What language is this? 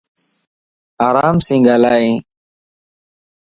Lasi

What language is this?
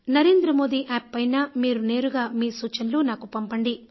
Telugu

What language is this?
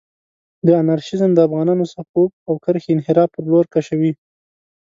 Pashto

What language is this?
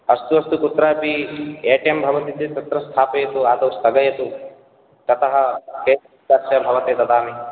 Sanskrit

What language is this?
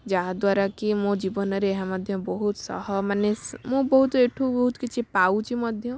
Odia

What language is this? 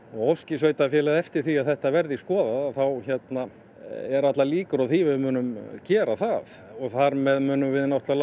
Icelandic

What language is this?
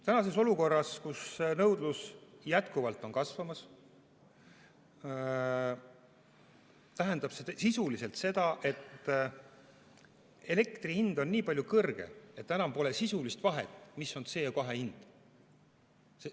Estonian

